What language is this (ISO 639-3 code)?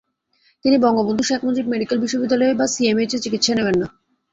ben